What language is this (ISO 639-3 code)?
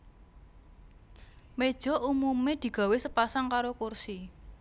jav